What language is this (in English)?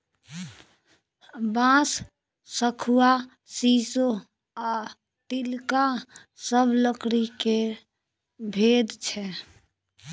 Maithili